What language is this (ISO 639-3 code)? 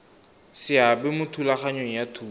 tsn